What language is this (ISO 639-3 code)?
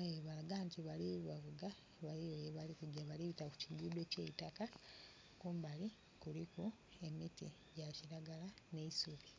xog